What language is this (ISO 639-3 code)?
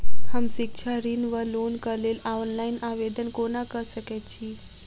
mai